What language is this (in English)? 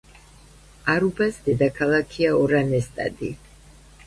Georgian